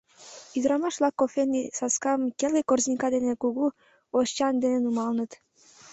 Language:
Mari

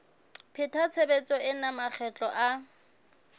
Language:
Southern Sotho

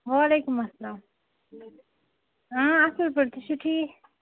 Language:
Kashmiri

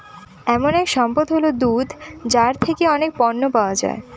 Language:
Bangla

